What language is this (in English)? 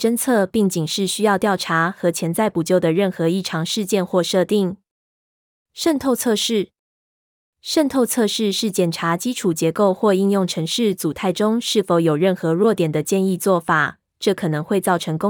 Chinese